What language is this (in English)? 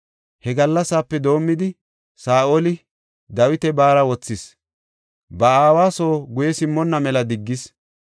Gofa